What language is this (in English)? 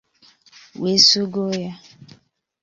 Igbo